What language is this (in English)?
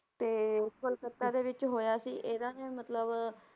Punjabi